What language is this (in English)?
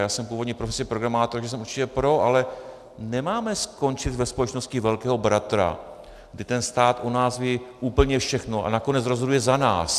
Czech